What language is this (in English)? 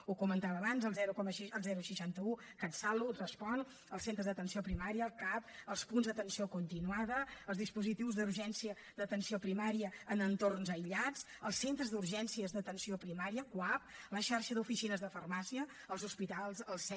Catalan